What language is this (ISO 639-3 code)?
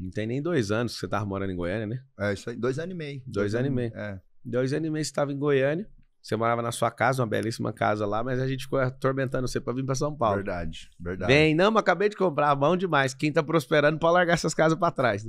por